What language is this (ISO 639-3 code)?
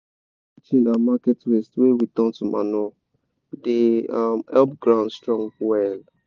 pcm